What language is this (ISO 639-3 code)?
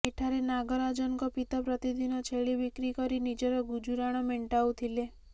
ori